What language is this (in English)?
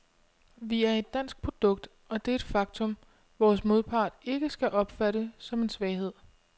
Danish